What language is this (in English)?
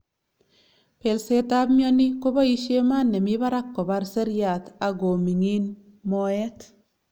Kalenjin